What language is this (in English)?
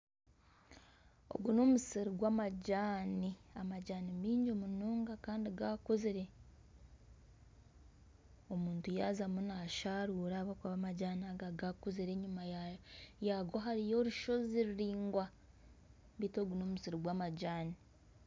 Nyankole